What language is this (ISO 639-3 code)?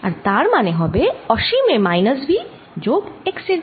ben